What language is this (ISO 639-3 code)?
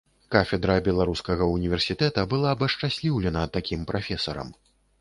bel